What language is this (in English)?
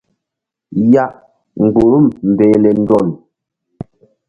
Mbum